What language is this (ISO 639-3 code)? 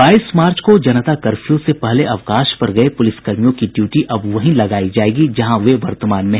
hin